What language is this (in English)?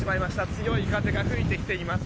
Japanese